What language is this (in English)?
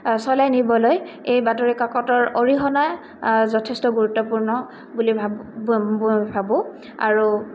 Assamese